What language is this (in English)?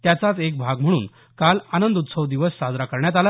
Marathi